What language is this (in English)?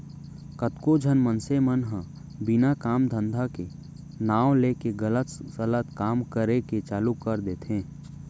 Chhattisgarhi